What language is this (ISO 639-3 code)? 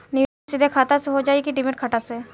bho